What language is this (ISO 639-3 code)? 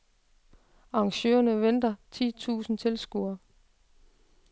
dan